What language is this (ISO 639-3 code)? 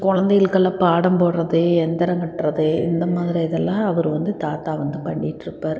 tam